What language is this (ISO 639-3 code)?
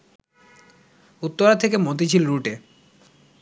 ben